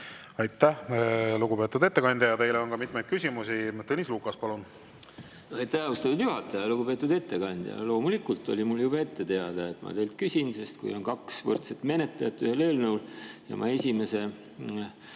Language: Estonian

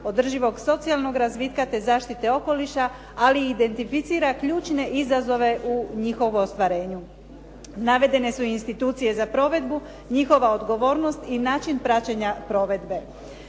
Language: Croatian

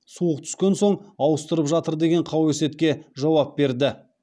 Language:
Kazakh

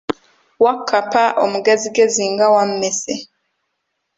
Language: Ganda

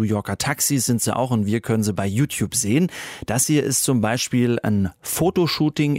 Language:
German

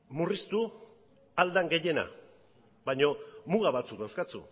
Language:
Basque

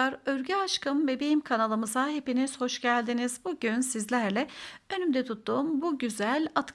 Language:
Turkish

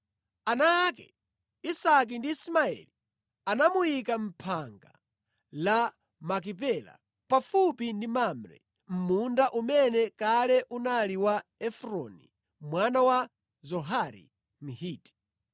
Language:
Nyanja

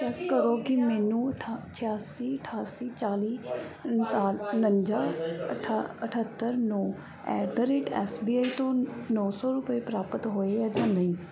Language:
Punjabi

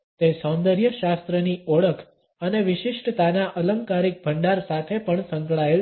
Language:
Gujarati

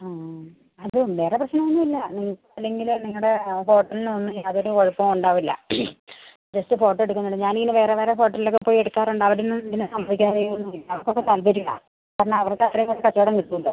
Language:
Malayalam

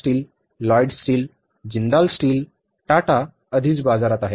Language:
Marathi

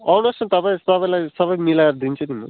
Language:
Nepali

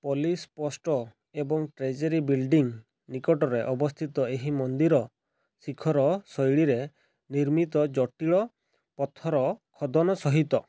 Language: Odia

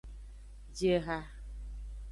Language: Aja (Benin)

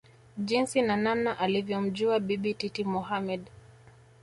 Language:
Swahili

